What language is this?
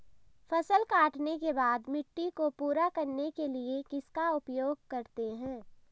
Hindi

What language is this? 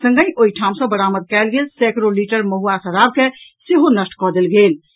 Maithili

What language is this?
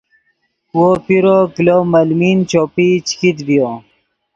Yidgha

